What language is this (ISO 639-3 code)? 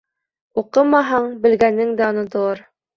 bak